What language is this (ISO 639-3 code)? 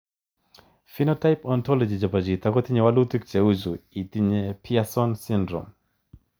kln